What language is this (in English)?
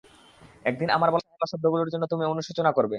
Bangla